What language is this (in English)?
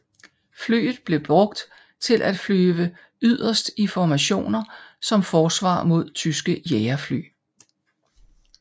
Danish